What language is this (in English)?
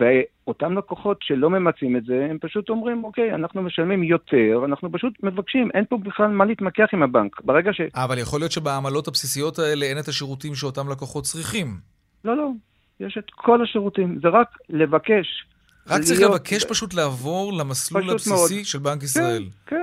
Hebrew